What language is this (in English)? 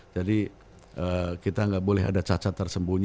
Indonesian